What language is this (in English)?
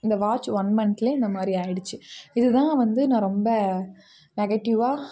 Tamil